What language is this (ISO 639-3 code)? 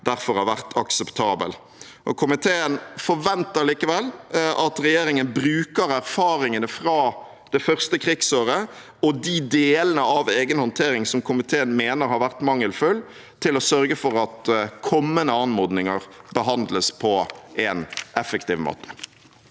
nor